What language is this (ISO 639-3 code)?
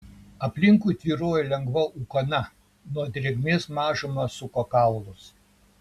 lit